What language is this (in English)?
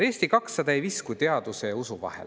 Estonian